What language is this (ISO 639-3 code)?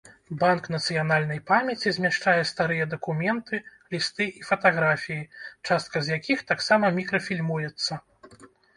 bel